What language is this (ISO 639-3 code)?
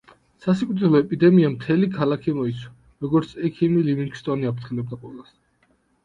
kat